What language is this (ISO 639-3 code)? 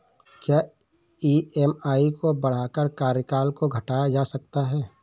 hin